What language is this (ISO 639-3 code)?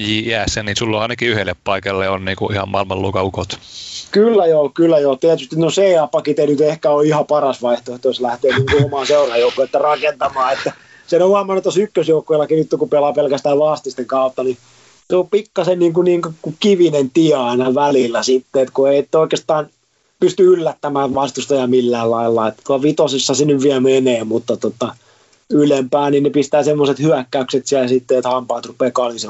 fin